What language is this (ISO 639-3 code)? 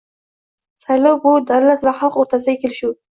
uzb